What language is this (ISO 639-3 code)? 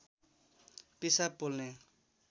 nep